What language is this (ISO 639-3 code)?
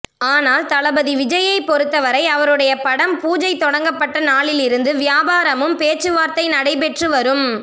tam